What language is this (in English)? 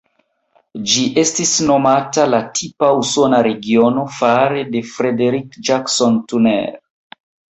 Esperanto